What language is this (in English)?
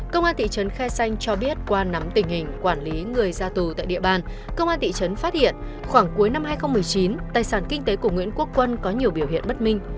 Vietnamese